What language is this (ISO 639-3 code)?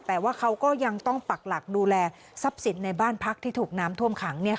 tha